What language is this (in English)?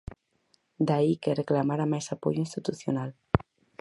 Galician